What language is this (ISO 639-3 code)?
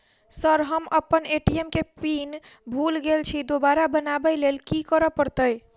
mai